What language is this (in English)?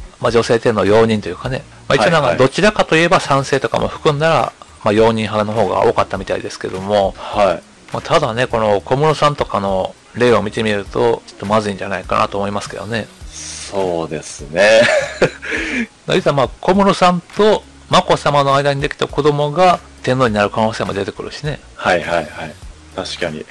Japanese